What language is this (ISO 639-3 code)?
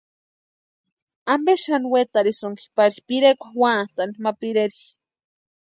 pua